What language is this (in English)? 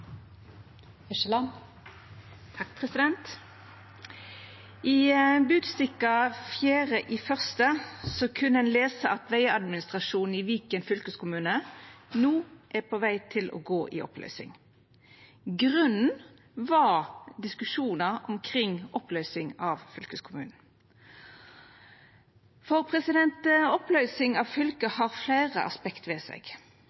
Norwegian Nynorsk